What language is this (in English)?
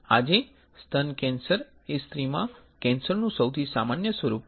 Gujarati